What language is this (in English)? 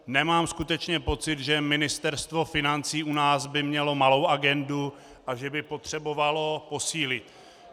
Czech